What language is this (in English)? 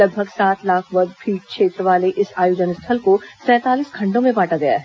Hindi